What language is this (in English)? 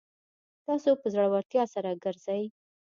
Pashto